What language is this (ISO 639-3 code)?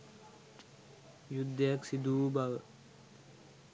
sin